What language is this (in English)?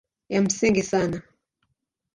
Swahili